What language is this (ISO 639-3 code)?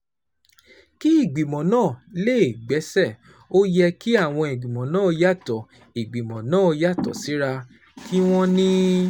yor